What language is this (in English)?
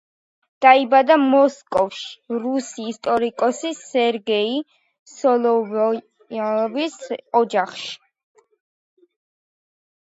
Georgian